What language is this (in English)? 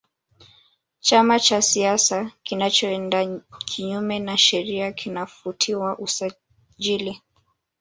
Swahili